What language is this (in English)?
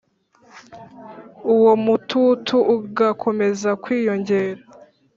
Kinyarwanda